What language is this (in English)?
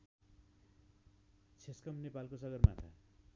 Nepali